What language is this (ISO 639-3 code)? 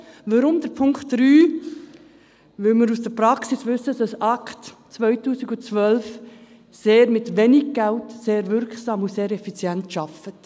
gsw